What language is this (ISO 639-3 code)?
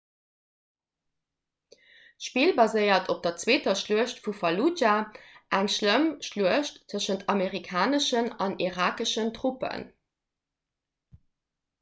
ltz